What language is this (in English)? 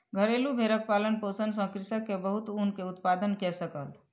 Maithili